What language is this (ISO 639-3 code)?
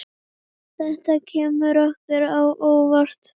isl